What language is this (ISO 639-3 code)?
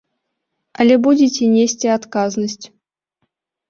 bel